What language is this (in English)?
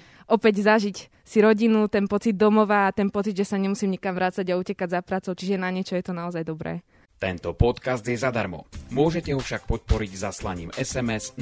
Slovak